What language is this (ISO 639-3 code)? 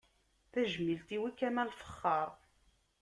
kab